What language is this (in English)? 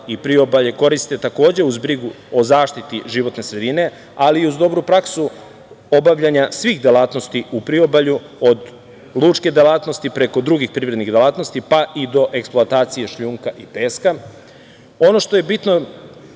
Serbian